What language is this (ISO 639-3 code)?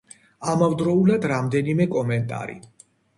kat